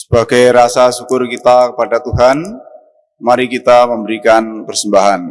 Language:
Indonesian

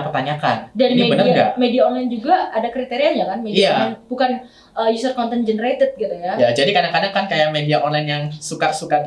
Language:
Indonesian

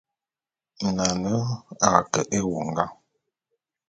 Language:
Bulu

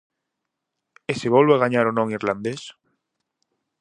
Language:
Galician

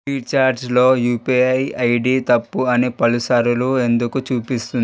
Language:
Telugu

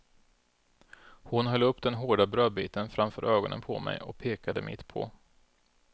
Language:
Swedish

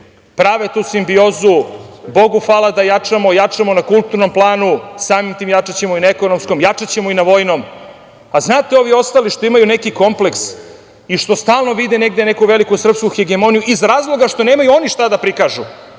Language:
Serbian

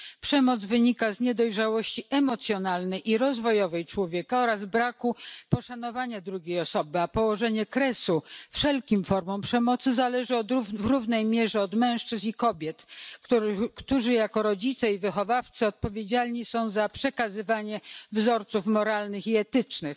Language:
Polish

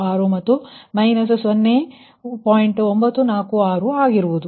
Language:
Kannada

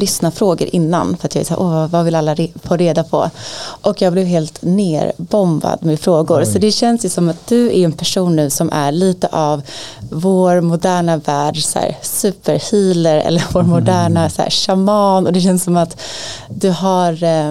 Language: Swedish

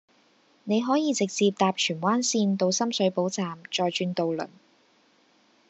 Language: Cantonese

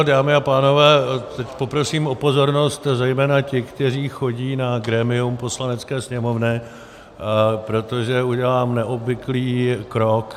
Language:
Czech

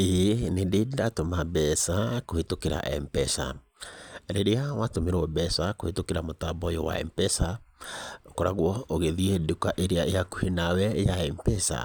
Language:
Kikuyu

